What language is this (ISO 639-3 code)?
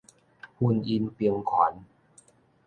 nan